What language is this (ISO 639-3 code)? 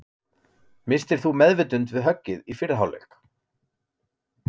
isl